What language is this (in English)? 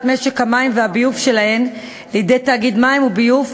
Hebrew